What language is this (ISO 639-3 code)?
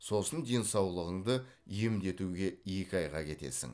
kaz